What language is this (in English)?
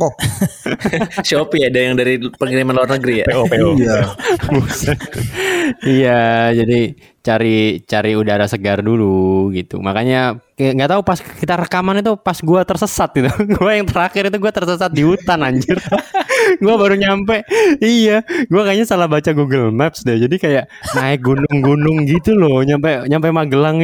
Indonesian